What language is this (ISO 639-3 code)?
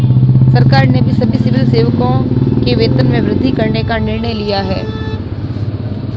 hin